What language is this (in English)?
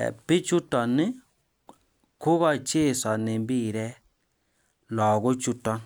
Kalenjin